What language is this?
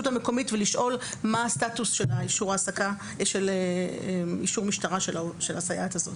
Hebrew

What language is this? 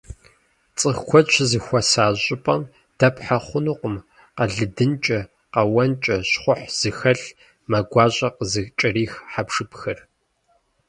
Kabardian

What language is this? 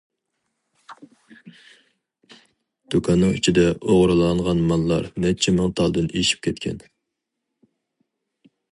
Uyghur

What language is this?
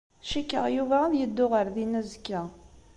Kabyle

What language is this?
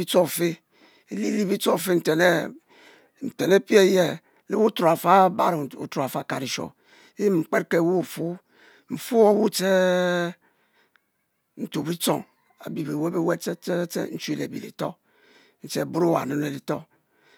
Mbe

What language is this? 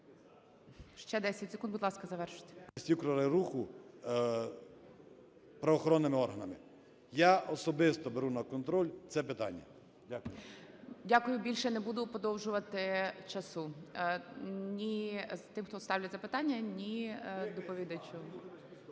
Ukrainian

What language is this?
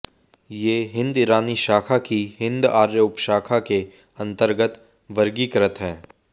Hindi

